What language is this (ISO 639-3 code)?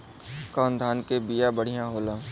bho